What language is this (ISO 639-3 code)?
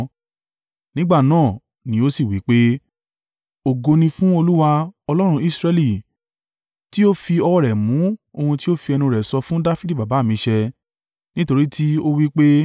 yor